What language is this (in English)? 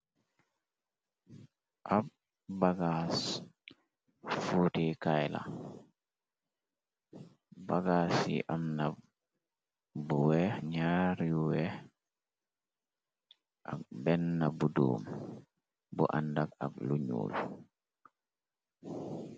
Wolof